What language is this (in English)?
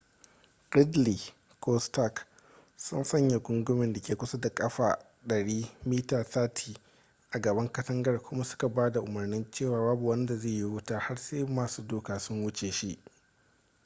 Hausa